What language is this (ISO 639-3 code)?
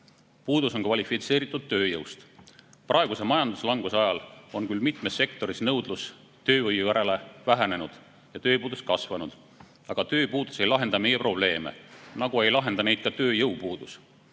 est